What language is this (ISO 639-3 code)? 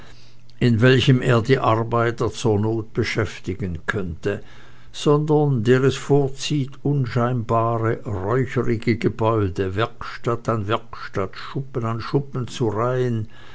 deu